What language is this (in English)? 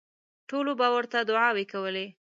Pashto